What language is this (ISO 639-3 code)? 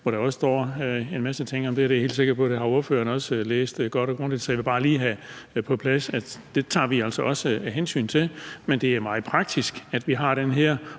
dan